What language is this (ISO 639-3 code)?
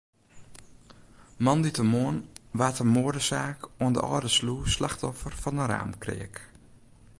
fry